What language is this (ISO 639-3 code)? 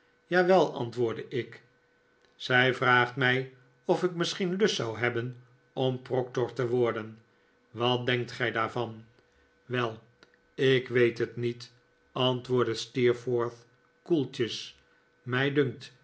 nld